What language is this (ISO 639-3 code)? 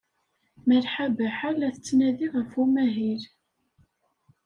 kab